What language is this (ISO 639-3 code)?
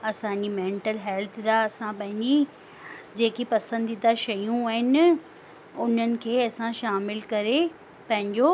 snd